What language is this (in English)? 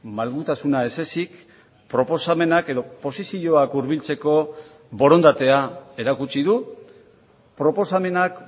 Basque